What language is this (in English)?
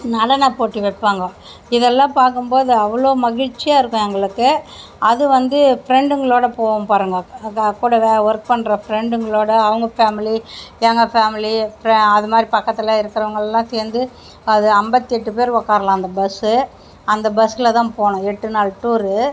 Tamil